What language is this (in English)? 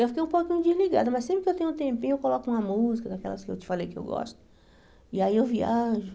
Portuguese